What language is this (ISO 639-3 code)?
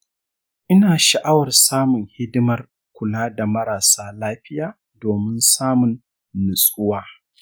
hau